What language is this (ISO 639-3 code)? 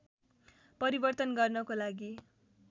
nep